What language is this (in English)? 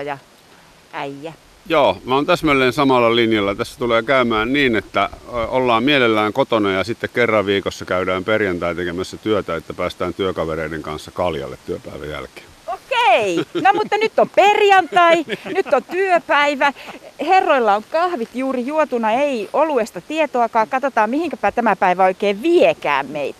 Finnish